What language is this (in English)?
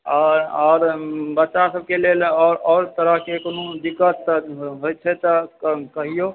Maithili